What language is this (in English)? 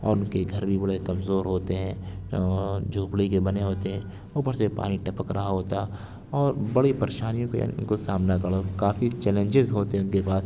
Urdu